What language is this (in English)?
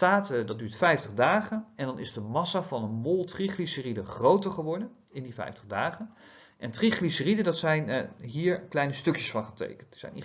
Dutch